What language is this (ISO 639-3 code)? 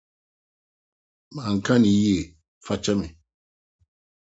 aka